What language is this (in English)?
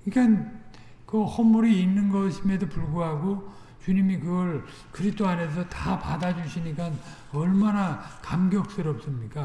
Korean